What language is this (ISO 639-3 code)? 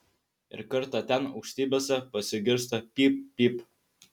lit